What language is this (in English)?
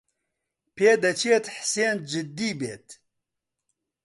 Central Kurdish